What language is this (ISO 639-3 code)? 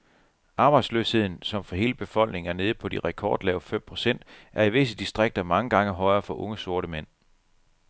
dan